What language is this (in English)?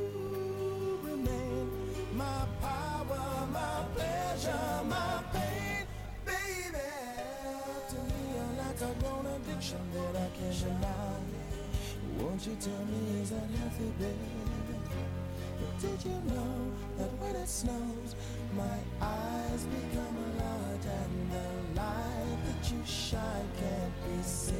Italian